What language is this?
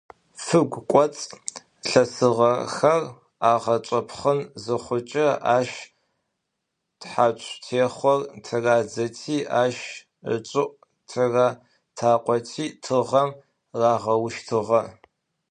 Adyghe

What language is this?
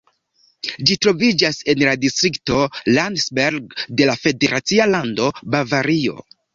Esperanto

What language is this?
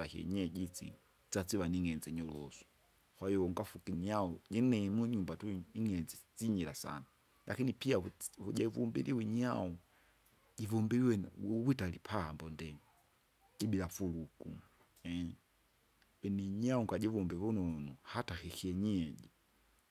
Kinga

